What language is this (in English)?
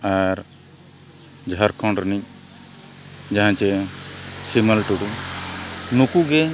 Santali